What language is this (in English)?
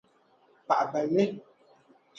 Dagbani